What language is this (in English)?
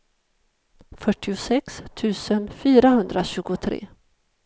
Swedish